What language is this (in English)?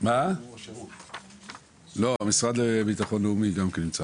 Hebrew